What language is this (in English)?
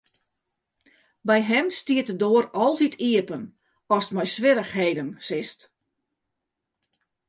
Western Frisian